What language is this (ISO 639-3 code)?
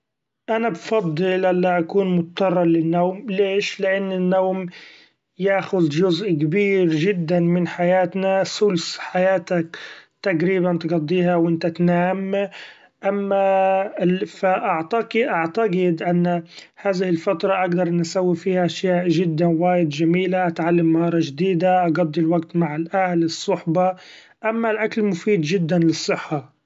afb